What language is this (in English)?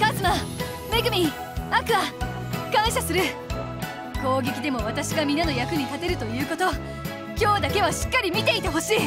Japanese